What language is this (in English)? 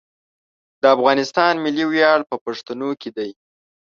Pashto